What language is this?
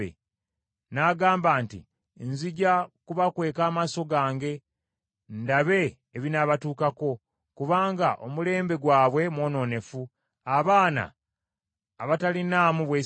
Ganda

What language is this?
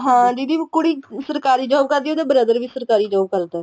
Punjabi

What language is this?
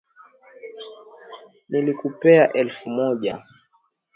Swahili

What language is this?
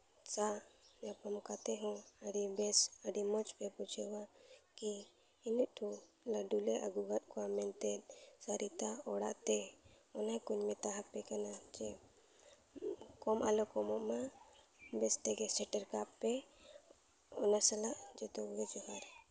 Santali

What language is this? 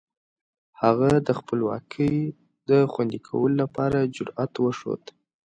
Pashto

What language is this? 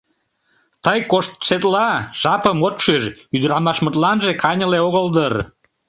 Mari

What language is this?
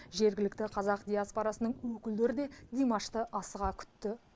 Kazakh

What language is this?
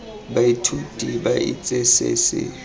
Tswana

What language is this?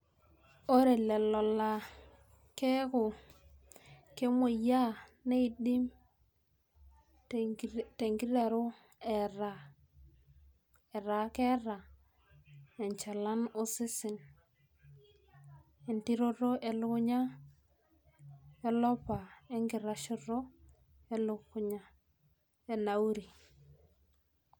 Masai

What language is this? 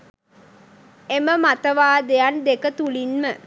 Sinhala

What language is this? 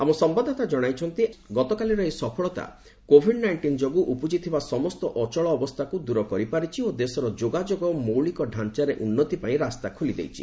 Odia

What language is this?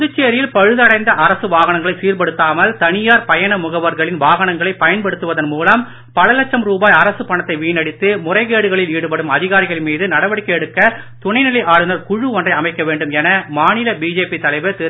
Tamil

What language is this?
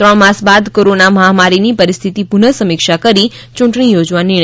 Gujarati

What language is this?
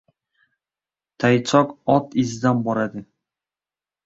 Uzbek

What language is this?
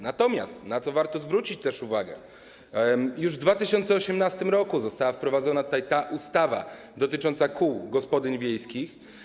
Polish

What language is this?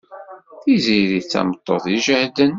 Kabyle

